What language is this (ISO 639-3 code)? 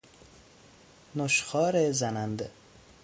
fas